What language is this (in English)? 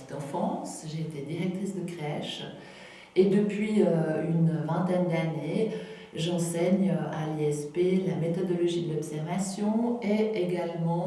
French